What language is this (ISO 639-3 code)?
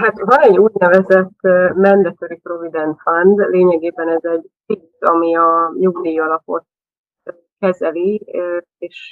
hun